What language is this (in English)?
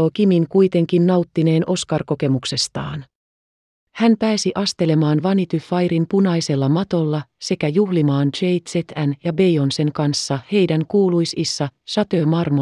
Finnish